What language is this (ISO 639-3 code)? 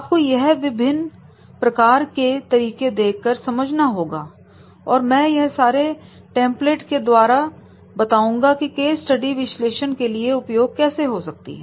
hin